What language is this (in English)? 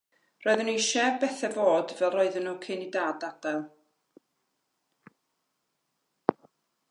Welsh